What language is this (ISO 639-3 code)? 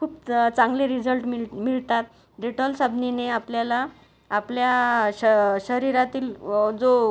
mar